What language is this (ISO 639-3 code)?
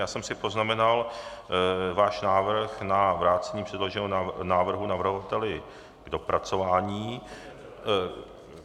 ces